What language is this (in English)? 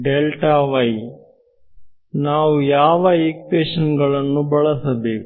Kannada